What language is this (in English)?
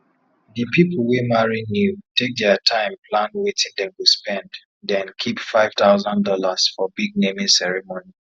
Nigerian Pidgin